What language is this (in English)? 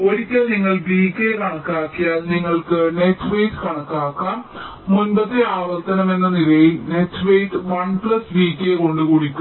Malayalam